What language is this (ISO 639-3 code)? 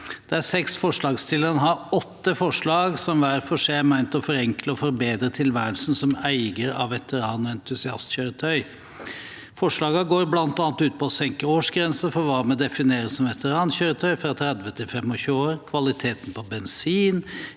nor